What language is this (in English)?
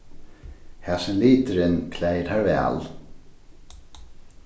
Faroese